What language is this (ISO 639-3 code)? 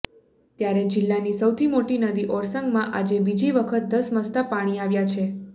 guj